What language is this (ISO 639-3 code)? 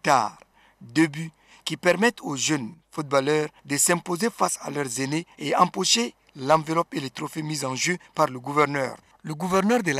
fra